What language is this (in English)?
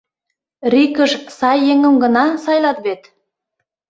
Mari